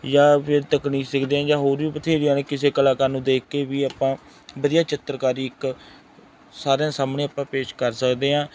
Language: Punjabi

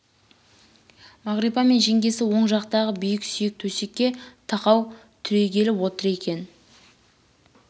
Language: Kazakh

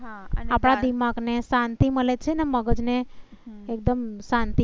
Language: Gujarati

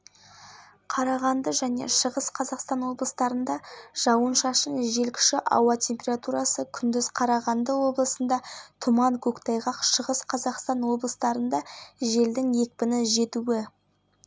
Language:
Kazakh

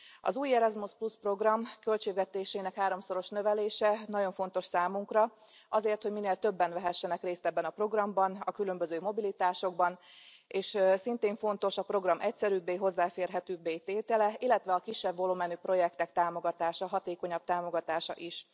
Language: Hungarian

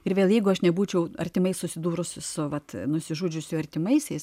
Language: Lithuanian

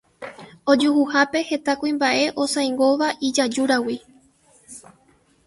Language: Guarani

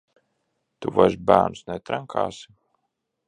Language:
Latvian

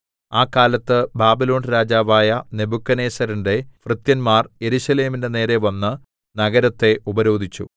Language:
Malayalam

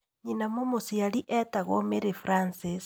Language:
Kikuyu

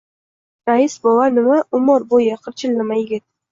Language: Uzbek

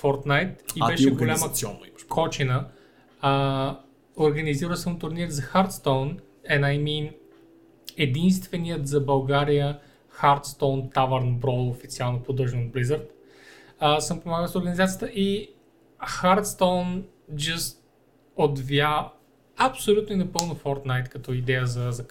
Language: Bulgarian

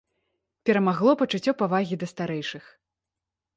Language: Belarusian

